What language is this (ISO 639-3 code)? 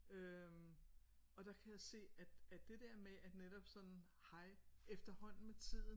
dan